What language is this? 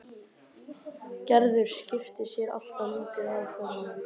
Icelandic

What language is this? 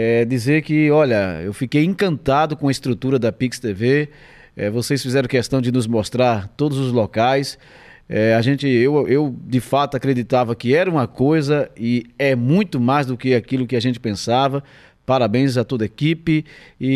Portuguese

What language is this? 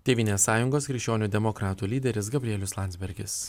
Lithuanian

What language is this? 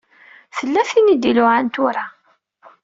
Kabyle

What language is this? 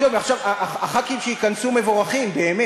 Hebrew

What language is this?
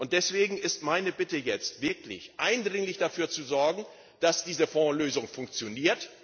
German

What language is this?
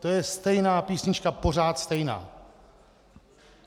Czech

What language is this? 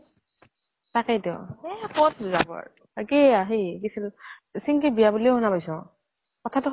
Assamese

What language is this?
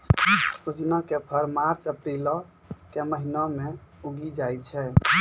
Maithili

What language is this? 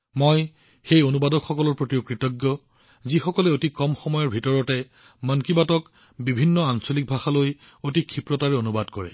Assamese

